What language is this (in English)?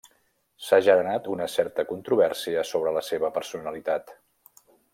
Catalan